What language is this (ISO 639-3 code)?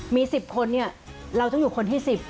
tha